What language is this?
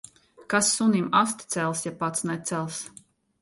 Latvian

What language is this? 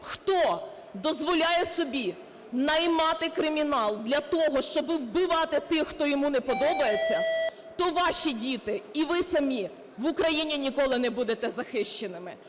Ukrainian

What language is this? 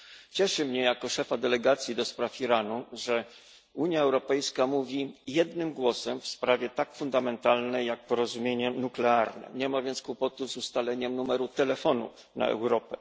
Polish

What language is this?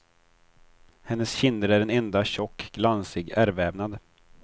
Swedish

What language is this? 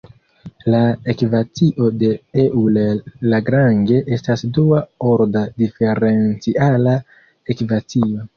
Esperanto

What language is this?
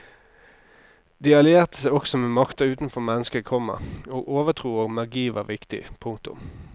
Norwegian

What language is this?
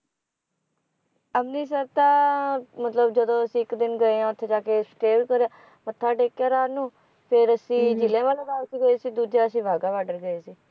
Punjabi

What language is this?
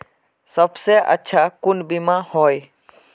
Magahi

